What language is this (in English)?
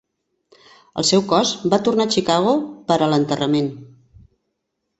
Catalan